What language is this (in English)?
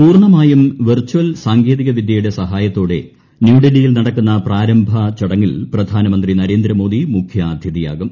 Malayalam